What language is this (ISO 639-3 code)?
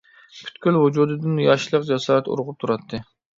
uig